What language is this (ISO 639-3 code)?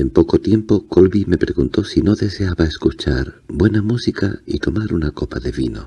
spa